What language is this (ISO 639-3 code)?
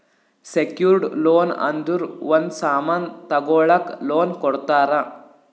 kan